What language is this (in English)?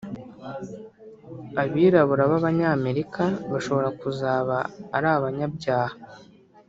Kinyarwanda